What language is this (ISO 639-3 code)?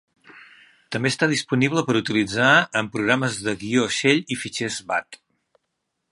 cat